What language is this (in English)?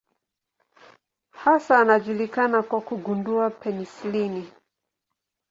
Swahili